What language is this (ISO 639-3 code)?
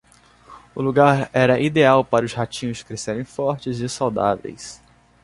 por